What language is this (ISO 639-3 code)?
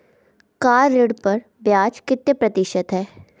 hin